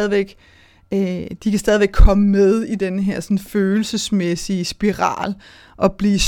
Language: Danish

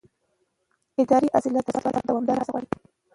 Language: Pashto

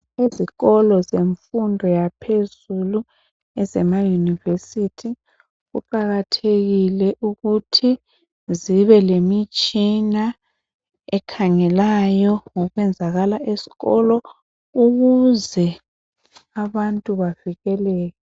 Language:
North Ndebele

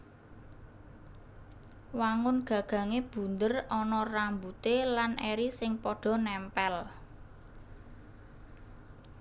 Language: Javanese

